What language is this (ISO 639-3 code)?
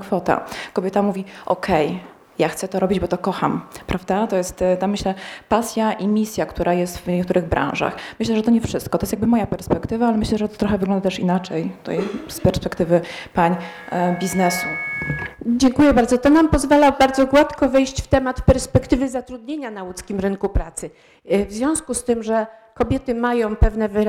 pol